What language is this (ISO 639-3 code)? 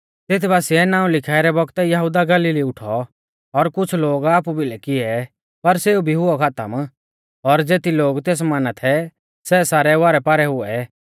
bfz